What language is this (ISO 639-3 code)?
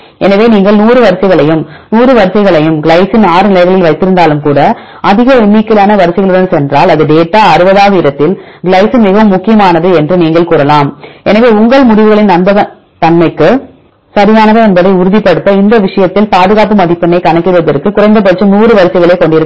tam